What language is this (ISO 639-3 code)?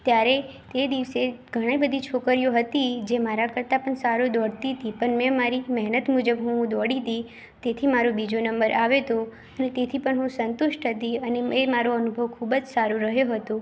guj